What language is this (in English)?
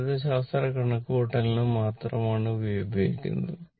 Malayalam